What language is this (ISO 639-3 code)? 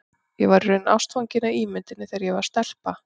isl